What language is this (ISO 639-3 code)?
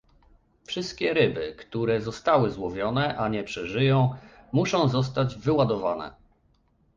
pol